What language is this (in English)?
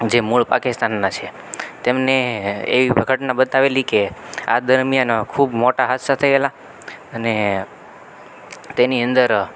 Gujarati